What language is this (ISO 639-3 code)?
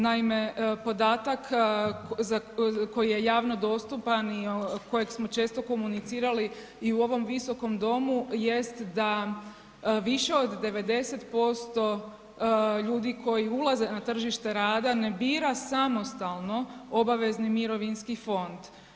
hrv